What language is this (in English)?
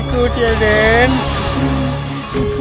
Indonesian